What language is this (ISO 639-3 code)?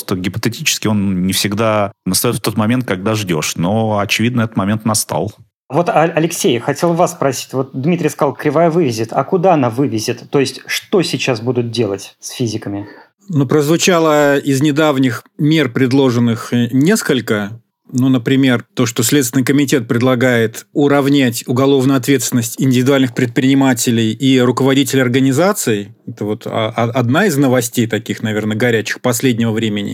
rus